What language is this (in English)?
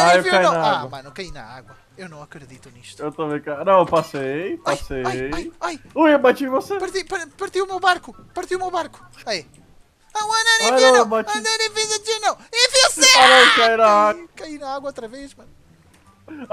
Portuguese